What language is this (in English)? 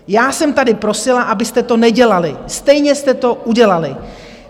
Czech